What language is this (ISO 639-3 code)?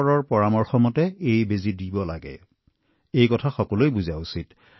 asm